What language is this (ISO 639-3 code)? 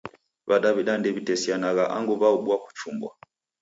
dav